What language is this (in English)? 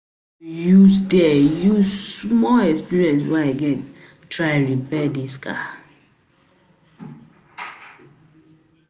Nigerian Pidgin